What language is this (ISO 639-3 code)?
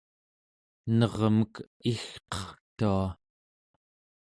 esu